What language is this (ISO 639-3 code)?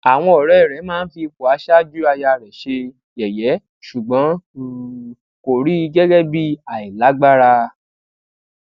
yor